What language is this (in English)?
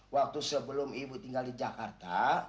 Indonesian